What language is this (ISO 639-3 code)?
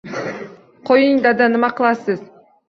uzb